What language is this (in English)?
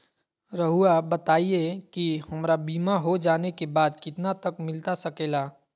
Magahi